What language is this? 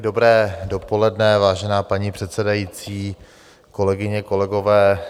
Czech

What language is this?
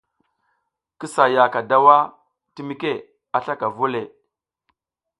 South Giziga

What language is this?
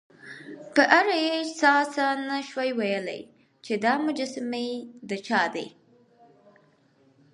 Pashto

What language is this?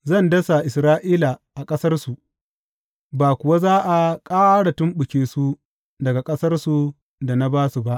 Hausa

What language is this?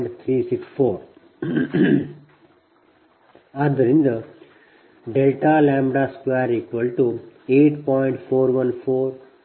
Kannada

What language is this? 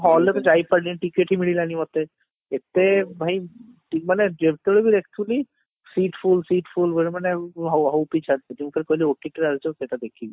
Odia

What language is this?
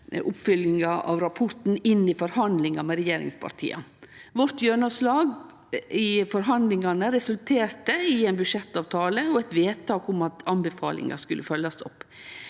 Norwegian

